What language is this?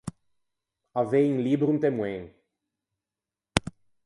Ligurian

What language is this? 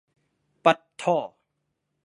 Thai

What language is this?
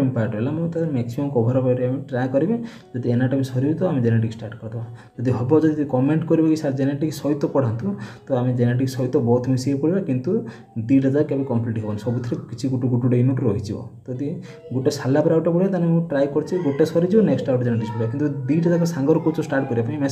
Hindi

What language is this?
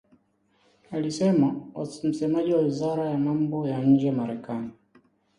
Swahili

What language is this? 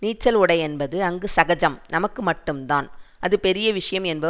Tamil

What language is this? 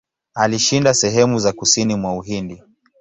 Swahili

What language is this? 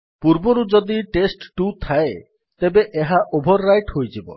Odia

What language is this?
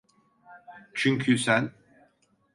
Turkish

